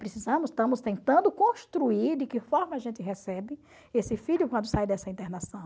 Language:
Portuguese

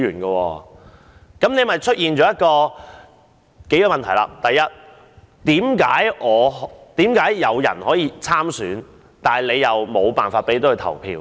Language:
Cantonese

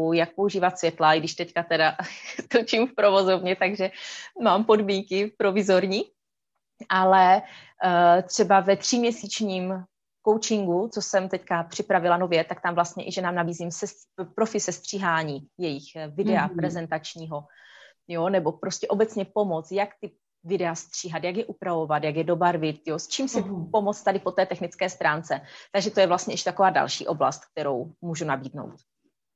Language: Czech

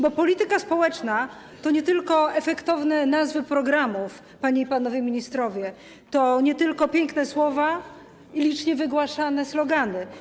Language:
Polish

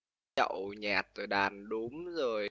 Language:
Vietnamese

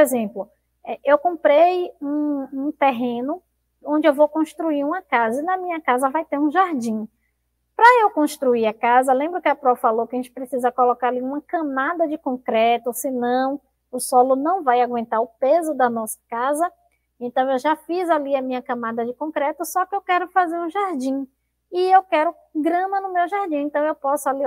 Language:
Portuguese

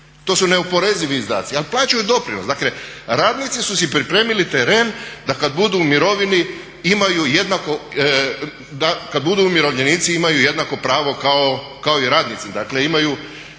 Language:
Croatian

